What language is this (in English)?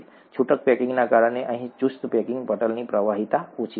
Gujarati